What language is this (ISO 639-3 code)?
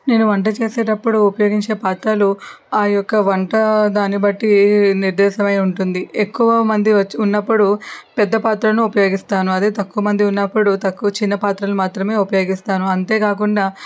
tel